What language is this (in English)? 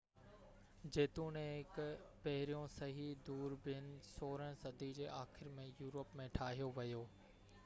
Sindhi